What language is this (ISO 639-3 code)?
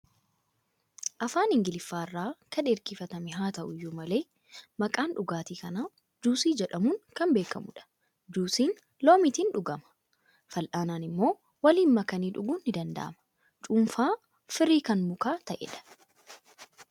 orm